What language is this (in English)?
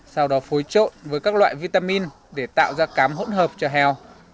Vietnamese